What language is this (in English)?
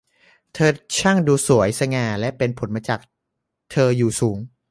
Thai